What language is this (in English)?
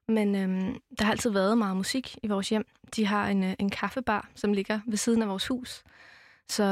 Danish